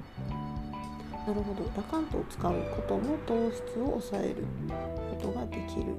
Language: Japanese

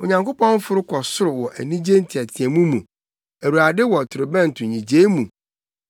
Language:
Akan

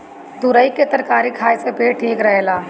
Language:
Bhojpuri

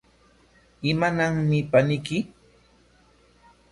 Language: Corongo Ancash Quechua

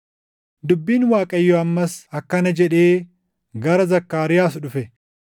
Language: Oromo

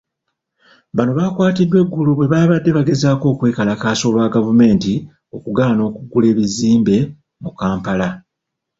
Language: Ganda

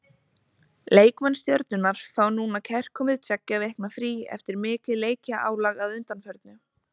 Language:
Icelandic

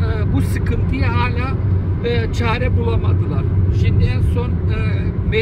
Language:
Turkish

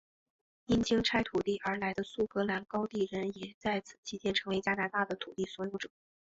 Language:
Chinese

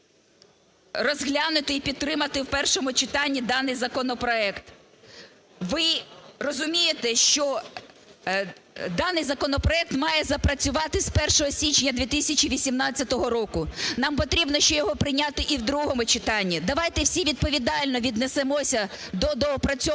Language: Ukrainian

